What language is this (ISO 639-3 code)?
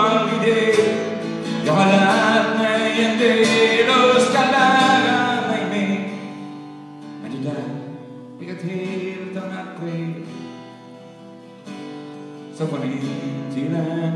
swe